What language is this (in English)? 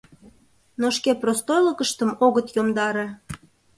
Mari